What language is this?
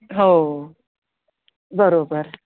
Marathi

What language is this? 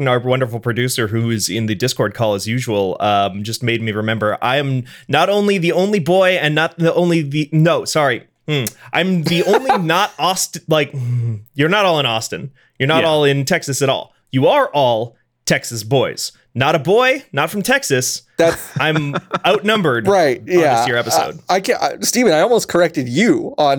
English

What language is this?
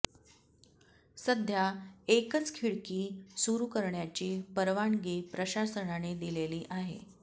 Marathi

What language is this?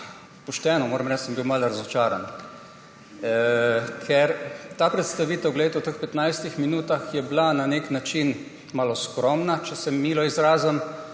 Slovenian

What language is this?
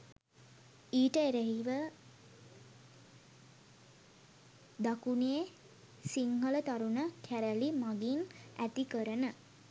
Sinhala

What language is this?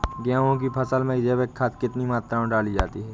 Hindi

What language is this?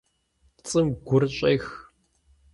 Kabardian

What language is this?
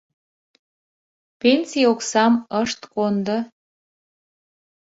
Mari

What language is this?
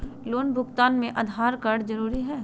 Magahi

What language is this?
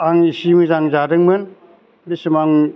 Bodo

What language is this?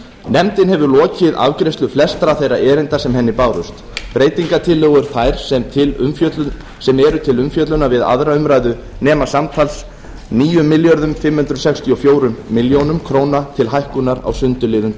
Icelandic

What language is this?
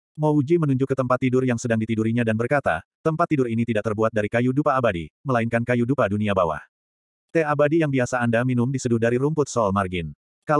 Indonesian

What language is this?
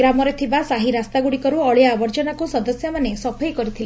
Odia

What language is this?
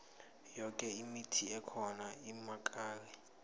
South Ndebele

